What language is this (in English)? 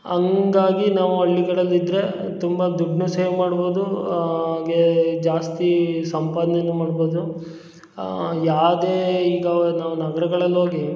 Kannada